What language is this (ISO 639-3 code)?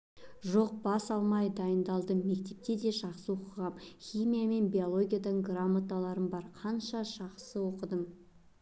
kaz